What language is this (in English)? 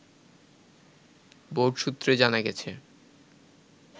Bangla